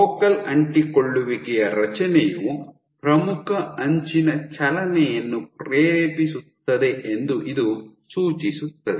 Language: Kannada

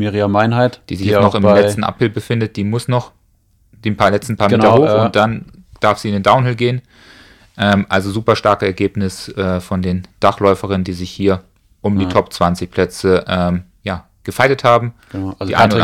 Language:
German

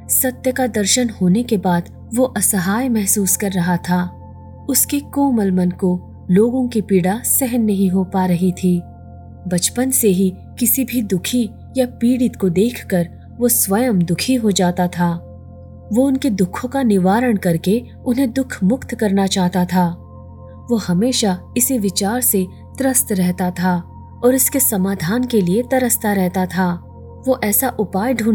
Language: Hindi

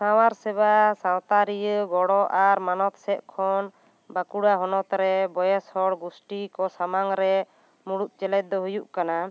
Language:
Santali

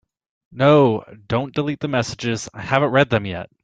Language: English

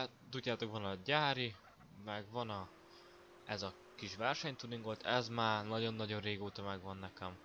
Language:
Hungarian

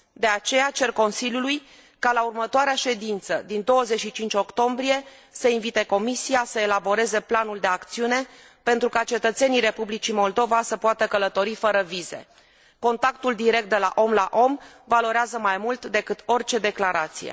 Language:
Romanian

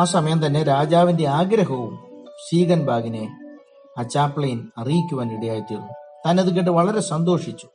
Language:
Malayalam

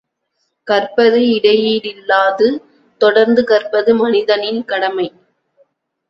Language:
Tamil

